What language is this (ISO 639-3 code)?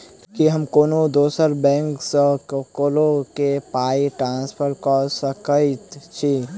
mai